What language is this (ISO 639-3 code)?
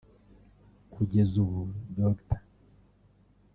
kin